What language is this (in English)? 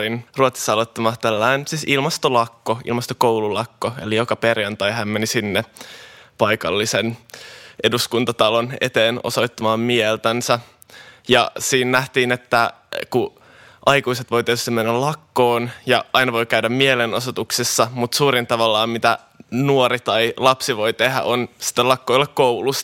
Finnish